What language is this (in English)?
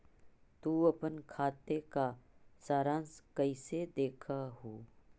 Magahi